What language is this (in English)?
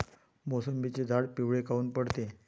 Marathi